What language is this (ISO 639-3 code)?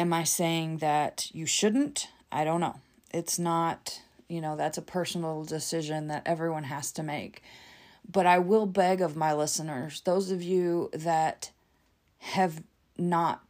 eng